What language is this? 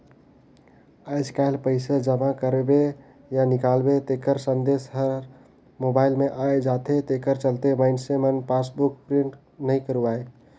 Chhattisgarhi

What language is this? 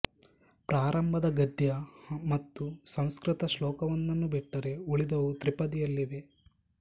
Kannada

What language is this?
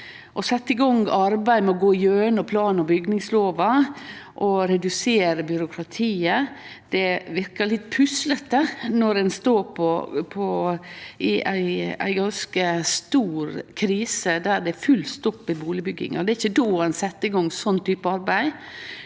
Norwegian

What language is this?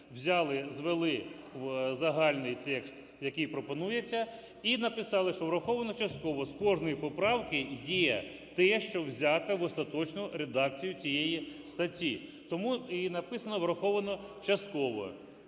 Ukrainian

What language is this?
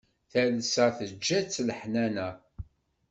Kabyle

